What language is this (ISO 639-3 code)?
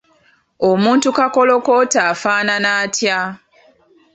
lug